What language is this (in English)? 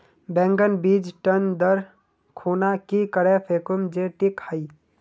Magahi